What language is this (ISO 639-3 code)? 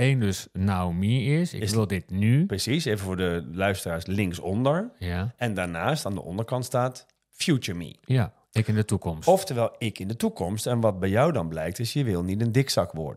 nld